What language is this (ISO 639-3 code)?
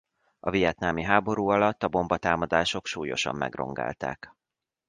hun